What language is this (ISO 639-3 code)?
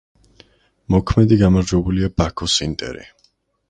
kat